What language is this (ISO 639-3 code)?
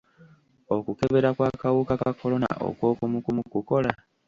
lug